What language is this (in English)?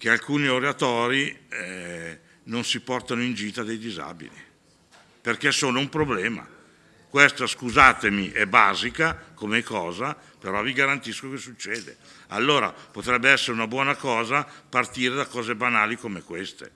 Italian